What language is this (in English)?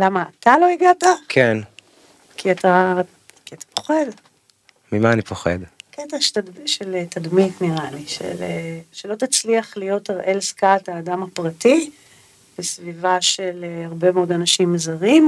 Hebrew